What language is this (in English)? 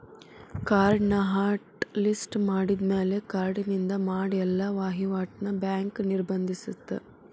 Kannada